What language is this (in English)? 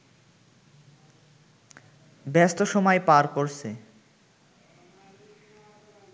Bangla